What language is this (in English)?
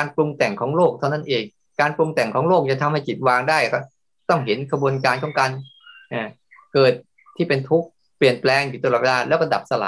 Thai